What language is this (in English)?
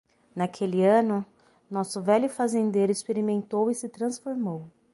Portuguese